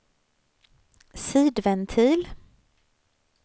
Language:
Swedish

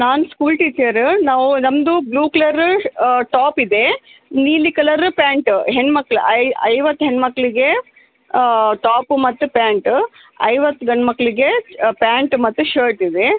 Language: Kannada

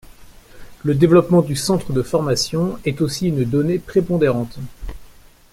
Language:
French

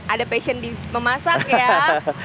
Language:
Indonesian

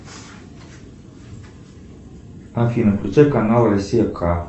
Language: Russian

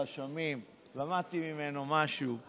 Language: Hebrew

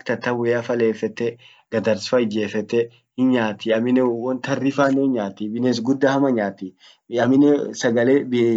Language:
Orma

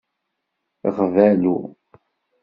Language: Kabyle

